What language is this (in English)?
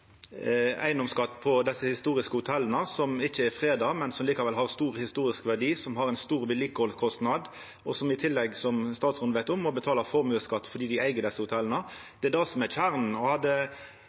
Norwegian Nynorsk